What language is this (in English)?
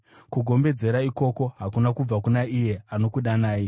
Shona